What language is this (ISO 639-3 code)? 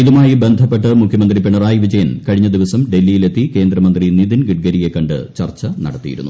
mal